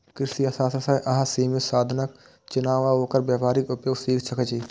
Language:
Maithili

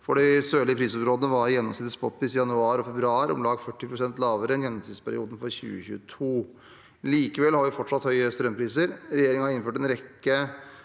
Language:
Norwegian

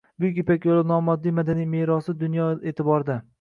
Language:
Uzbek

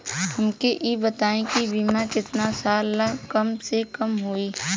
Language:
Bhojpuri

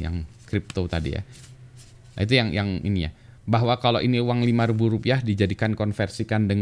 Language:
Indonesian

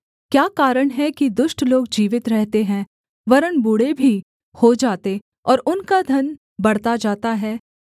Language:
Hindi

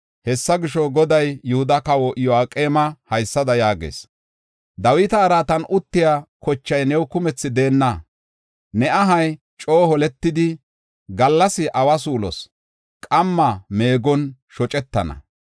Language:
Gofa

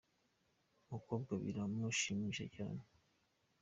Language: Kinyarwanda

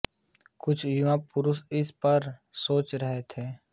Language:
Hindi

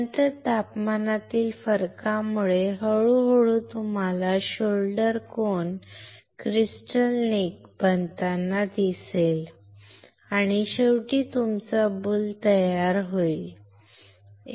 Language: Marathi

